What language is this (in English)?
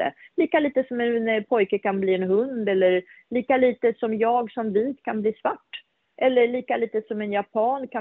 Swedish